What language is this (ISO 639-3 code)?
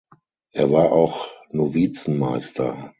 deu